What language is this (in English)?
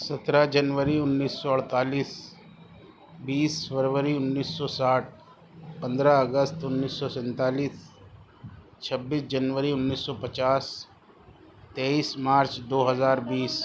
Urdu